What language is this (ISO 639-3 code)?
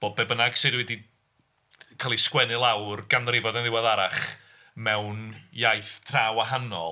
cym